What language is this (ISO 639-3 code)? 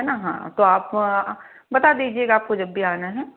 hin